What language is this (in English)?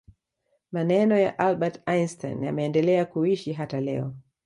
Swahili